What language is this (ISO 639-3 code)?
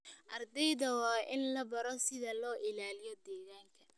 som